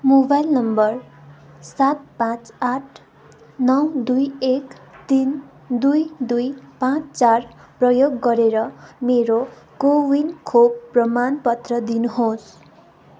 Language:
Nepali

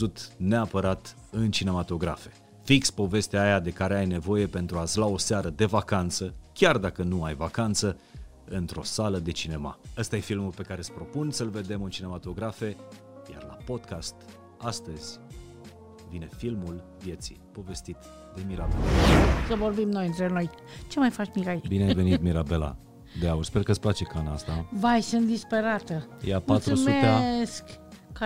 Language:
Romanian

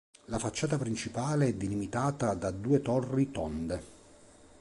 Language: Italian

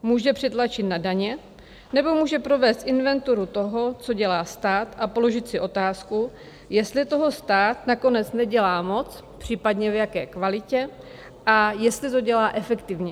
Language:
Czech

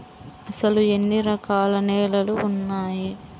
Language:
Telugu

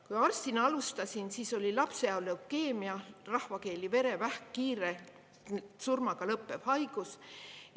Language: Estonian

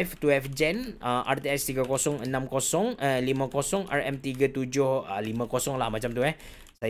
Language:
Malay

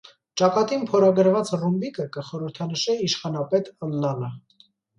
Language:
Armenian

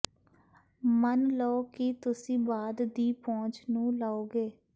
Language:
Punjabi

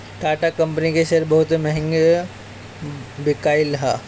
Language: Bhojpuri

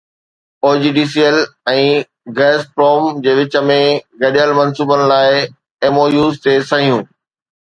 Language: Sindhi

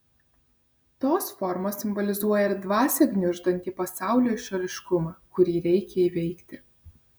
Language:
Lithuanian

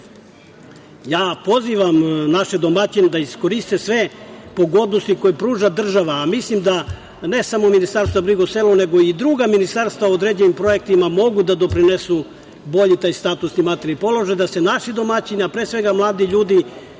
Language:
Serbian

